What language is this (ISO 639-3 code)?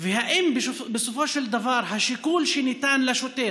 heb